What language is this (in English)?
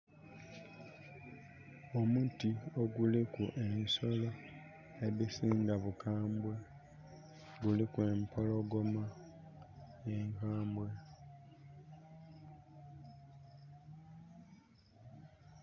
Soga